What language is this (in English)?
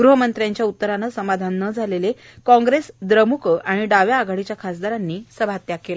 Marathi